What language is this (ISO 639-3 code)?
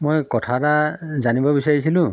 asm